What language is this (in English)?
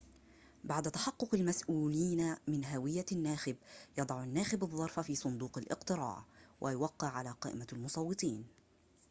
Arabic